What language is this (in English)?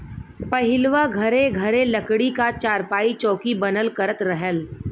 Bhojpuri